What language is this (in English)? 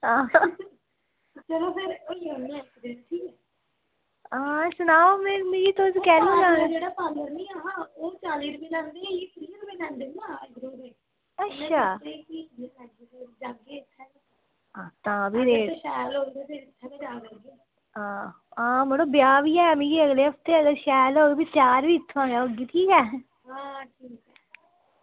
Dogri